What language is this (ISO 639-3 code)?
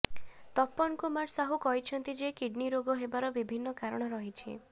ori